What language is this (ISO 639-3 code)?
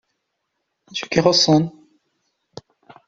kab